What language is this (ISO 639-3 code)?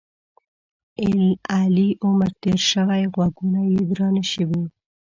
pus